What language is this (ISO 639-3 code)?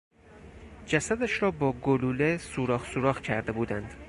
fas